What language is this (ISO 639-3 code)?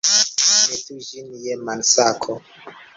epo